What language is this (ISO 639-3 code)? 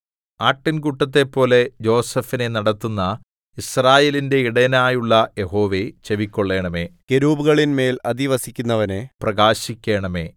mal